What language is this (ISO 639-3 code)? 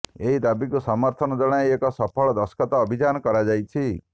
ori